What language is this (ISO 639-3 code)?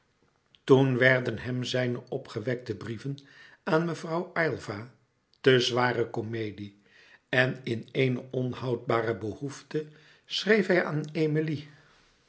nld